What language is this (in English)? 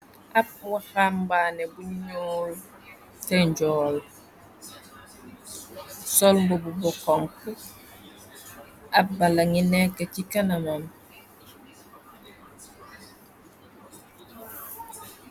Wolof